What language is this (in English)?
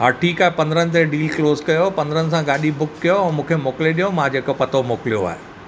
Sindhi